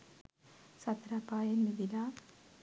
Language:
Sinhala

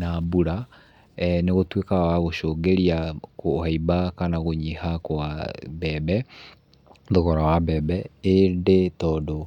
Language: Kikuyu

